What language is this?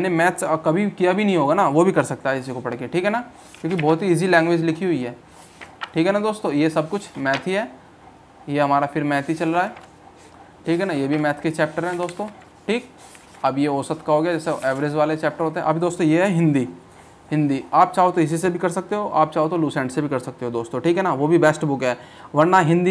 Hindi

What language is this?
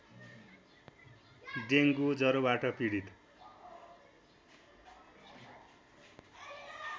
Nepali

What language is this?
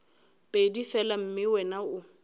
Northern Sotho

